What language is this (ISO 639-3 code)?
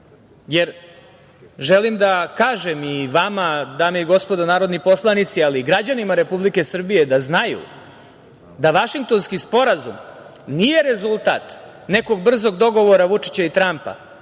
srp